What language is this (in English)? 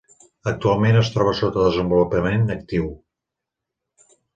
Catalan